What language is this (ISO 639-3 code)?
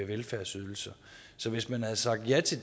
dan